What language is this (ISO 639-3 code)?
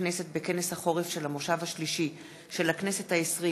heb